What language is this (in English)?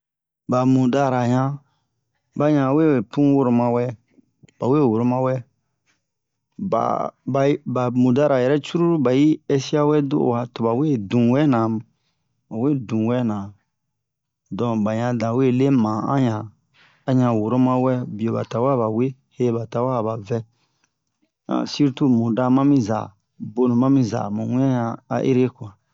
Bomu